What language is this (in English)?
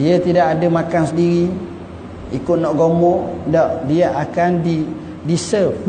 Malay